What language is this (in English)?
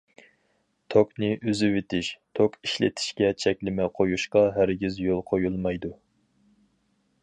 Uyghur